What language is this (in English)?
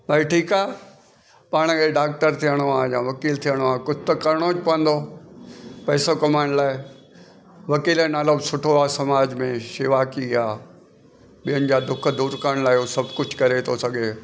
Sindhi